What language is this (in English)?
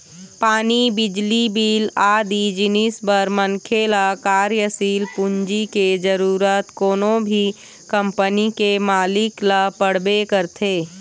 Chhattisgarhi